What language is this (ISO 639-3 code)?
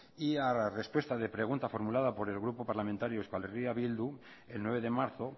spa